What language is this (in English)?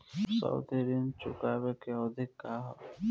Bhojpuri